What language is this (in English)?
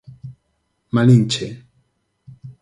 Galician